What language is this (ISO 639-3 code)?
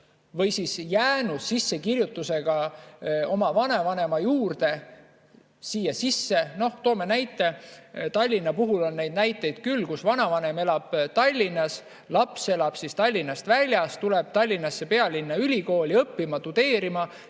est